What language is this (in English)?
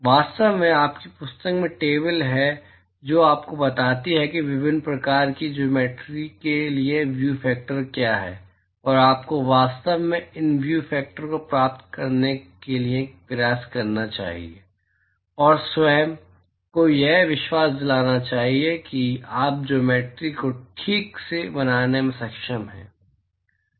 Hindi